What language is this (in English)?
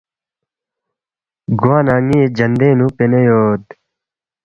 Balti